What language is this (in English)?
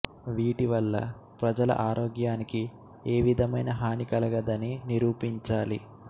Telugu